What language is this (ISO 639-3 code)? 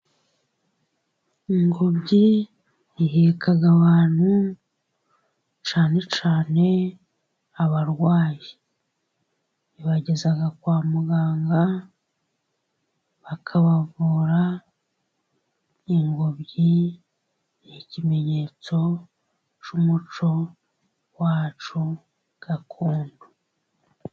kin